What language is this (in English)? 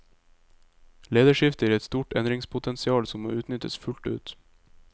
Norwegian